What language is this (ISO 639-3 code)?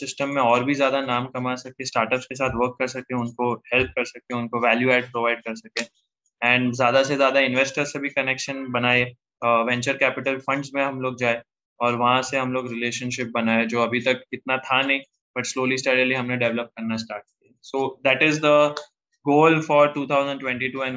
hin